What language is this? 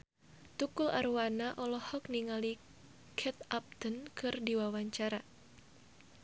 Sundanese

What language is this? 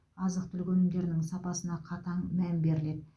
Kazakh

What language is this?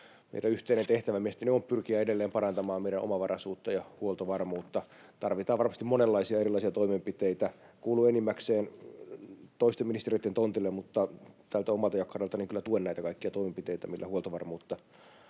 Finnish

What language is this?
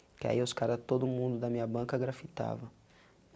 Portuguese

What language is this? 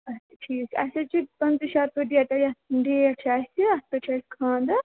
Kashmiri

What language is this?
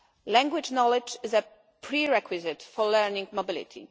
English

